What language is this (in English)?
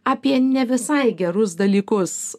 Lithuanian